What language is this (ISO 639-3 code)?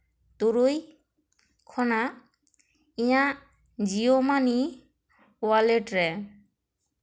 sat